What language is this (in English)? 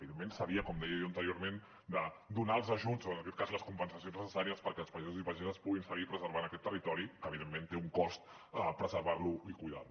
Catalan